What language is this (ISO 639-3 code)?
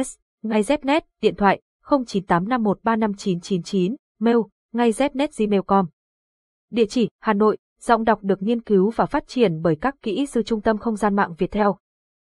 vie